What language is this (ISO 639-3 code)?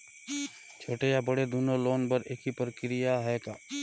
hne